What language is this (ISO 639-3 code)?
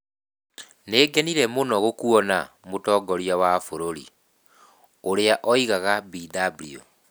kik